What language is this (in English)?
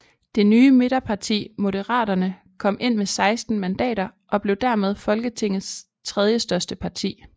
Danish